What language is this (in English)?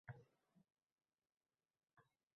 Uzbek